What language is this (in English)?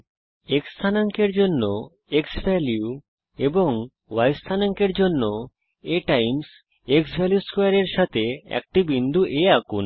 Bangla